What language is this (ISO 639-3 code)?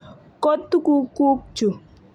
kln